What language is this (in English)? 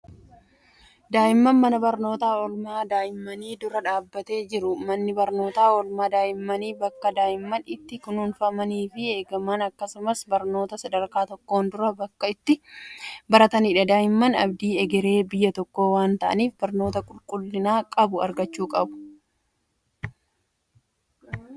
Oromo